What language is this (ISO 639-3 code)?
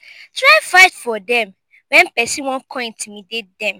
pcm